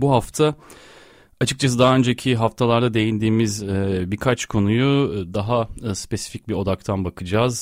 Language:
Turkish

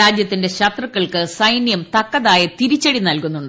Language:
Malayalam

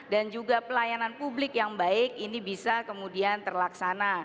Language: Indonesian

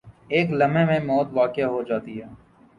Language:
Urdu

